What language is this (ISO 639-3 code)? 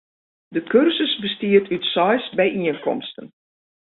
fry